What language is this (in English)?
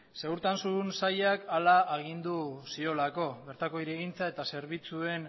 Basque